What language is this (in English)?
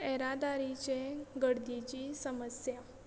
Konkani